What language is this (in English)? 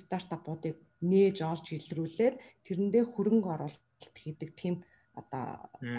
Russian